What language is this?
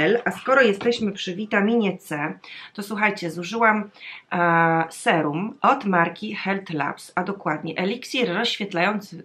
Polish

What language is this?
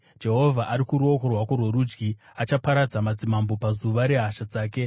Shona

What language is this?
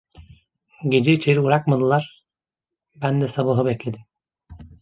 Turkish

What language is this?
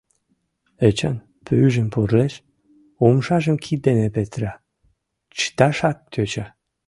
Mari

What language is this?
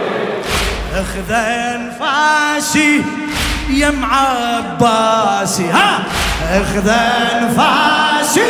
Arabic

